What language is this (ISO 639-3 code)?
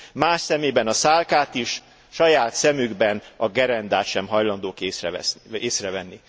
hun